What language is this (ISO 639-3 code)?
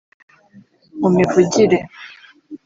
kin